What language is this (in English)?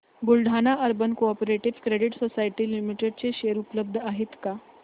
Marathi